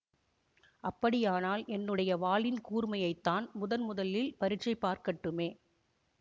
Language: Tamil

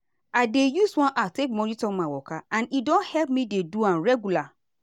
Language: Nigerian Pidgin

